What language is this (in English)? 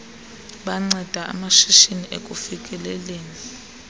Xhosa